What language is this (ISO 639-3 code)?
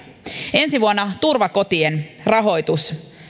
fin